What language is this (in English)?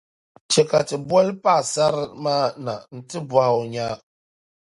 Dagbani